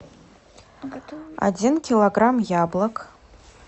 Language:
Russian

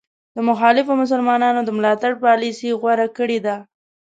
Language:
Pashto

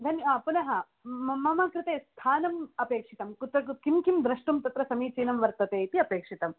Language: Sanskrit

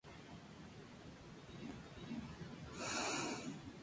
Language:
Spanish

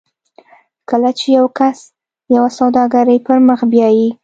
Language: Pashto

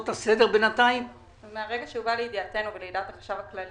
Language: Hebrew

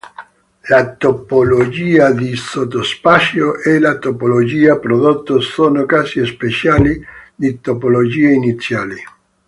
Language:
Italian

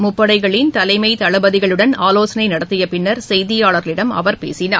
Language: Tamil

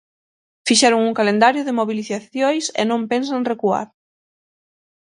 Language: Galician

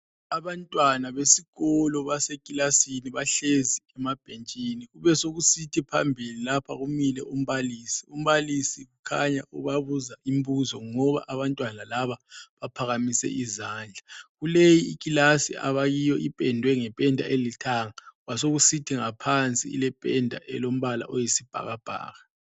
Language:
North Ndebele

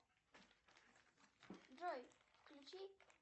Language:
Russian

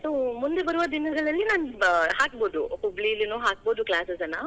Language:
Kannada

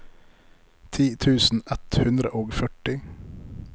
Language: Norwegian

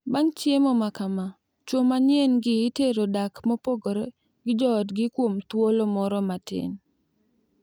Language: Luo (Kenya and Tanzania)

